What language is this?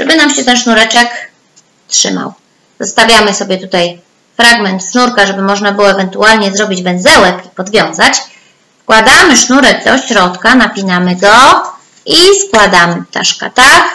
Polish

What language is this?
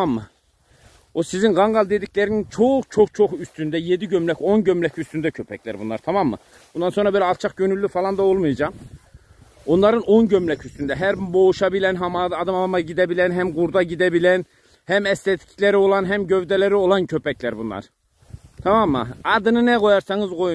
Turkish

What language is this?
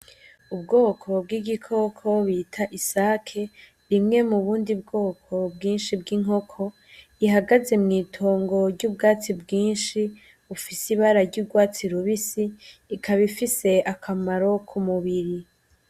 Rundi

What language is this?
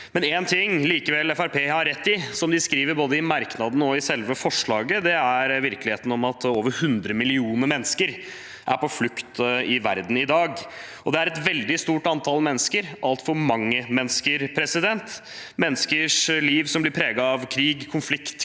Norwegian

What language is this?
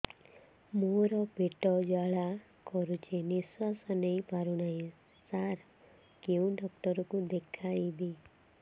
Odia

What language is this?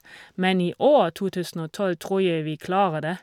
Norwegian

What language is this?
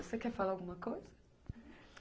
Portuguese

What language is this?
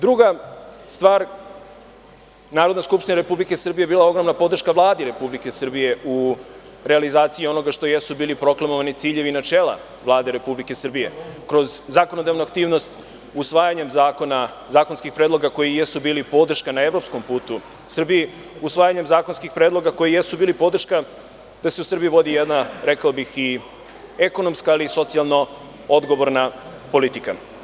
Serbian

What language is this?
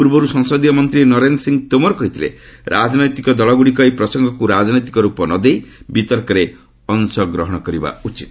Odia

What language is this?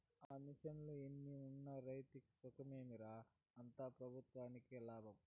Telugu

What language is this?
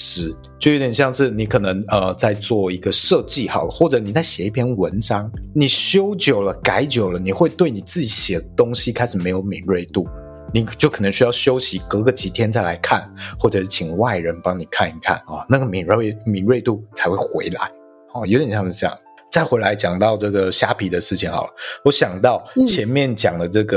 Chinese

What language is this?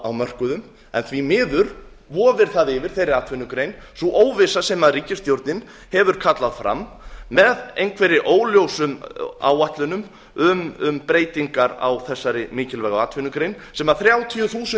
Icelandic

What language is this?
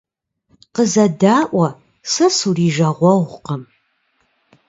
Kabardian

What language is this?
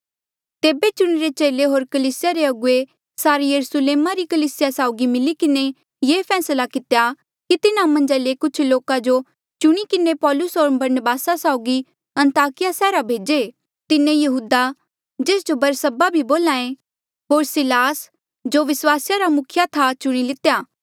Mandeali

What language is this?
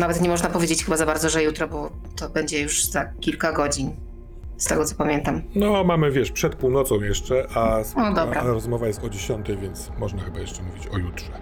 Polish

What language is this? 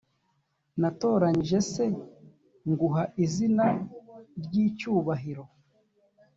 Kinyarwanda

